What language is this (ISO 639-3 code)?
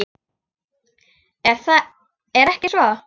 isl